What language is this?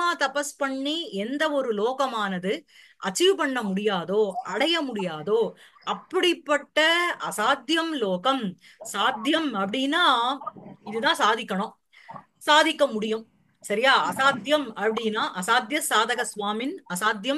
Tamil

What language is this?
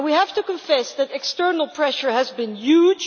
English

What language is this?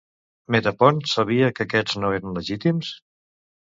Catalan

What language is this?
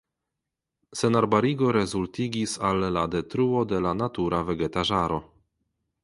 Esperanto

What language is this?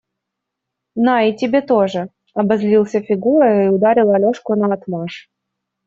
Russian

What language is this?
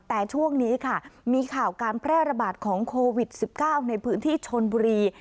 Thai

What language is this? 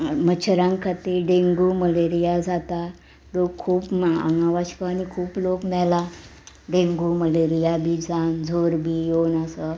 Konkani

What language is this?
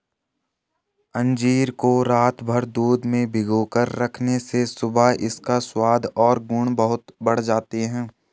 Hindi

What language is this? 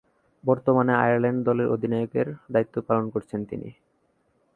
Bangla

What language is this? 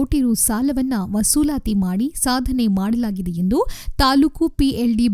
Kannada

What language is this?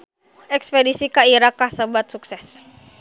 Sundanese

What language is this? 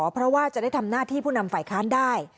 Thai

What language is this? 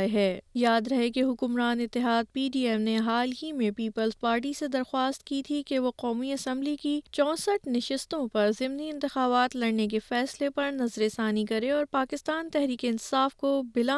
Urdu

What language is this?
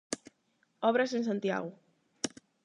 Galician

